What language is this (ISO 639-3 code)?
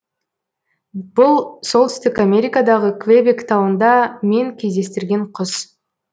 kaz